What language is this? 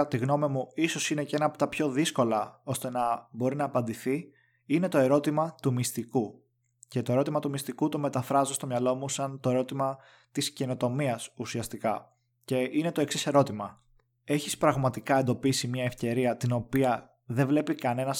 Greek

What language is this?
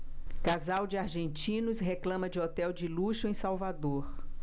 Portuguese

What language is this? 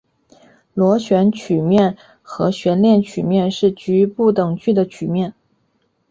Chinese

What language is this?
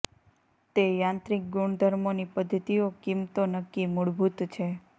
Gujarati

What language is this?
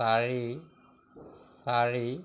Assamese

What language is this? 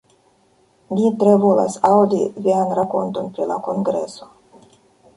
Esperanto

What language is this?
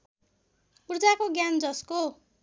Nepali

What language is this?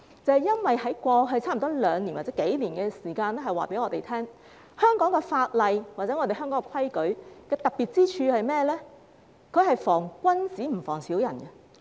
Cantonese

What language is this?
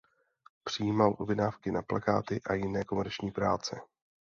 Czech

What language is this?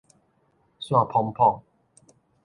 Min Nan Chinese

